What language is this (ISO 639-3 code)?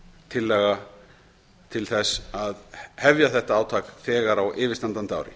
isl